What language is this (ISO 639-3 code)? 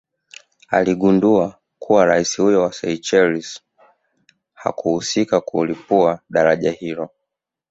swa